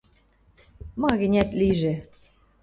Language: Western Mari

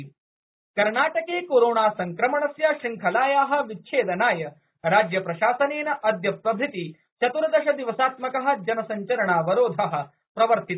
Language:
Sanskrit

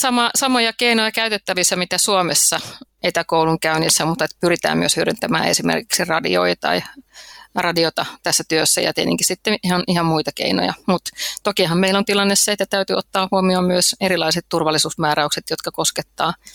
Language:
Finnish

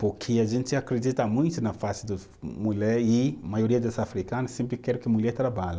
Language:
Portuguese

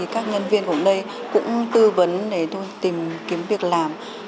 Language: Vietnamese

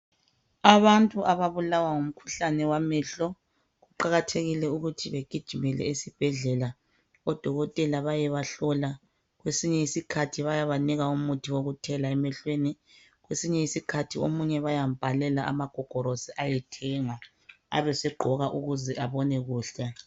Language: North Ndebele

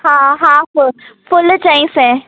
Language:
Sindhi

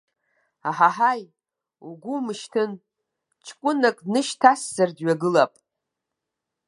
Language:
Abkhazian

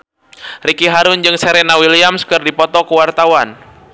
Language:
Sundanese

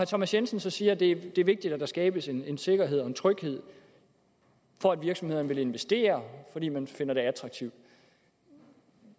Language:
Danish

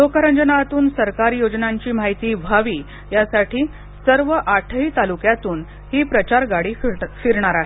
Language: Marathi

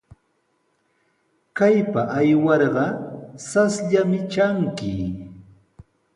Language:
Sihuas Ancash Quechua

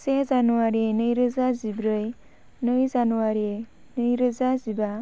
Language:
Bodo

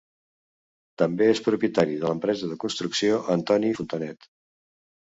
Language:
Catalan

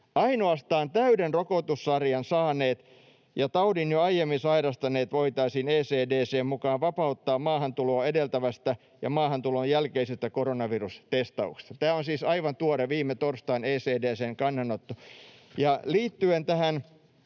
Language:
Finnish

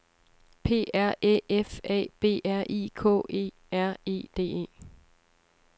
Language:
Danish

